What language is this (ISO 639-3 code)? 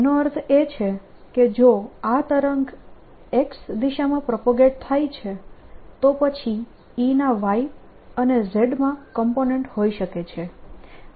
guj